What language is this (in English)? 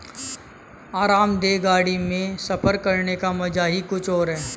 Hindi